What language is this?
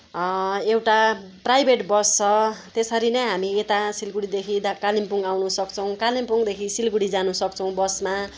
Nepali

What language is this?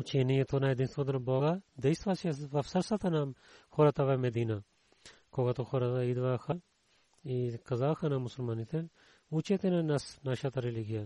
Bulgarian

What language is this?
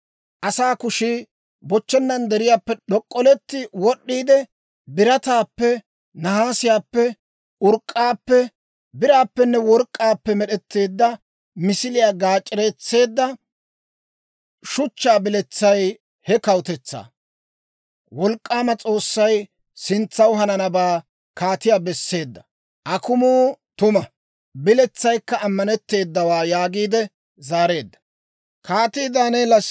Dawro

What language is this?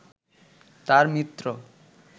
Bangla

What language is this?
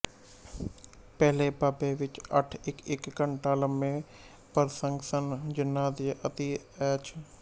Punjabi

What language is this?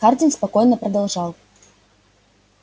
Russian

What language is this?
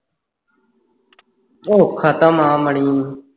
Punjabi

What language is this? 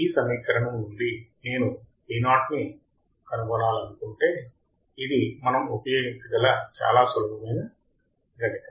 Telugu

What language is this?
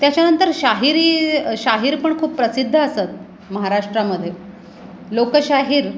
Marathi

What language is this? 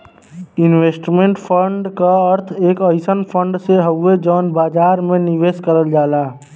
Bhojpuri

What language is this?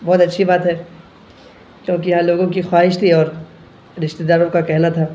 Urdu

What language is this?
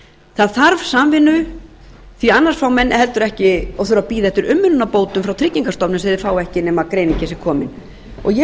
Icelandic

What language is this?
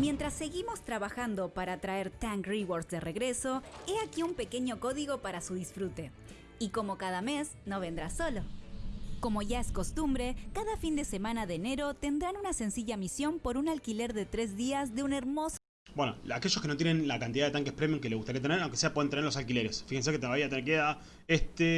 Spanish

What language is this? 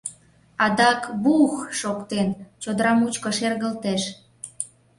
Mari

